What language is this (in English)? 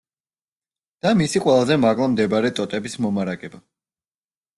Georgian